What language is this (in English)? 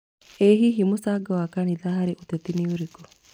Kikuyu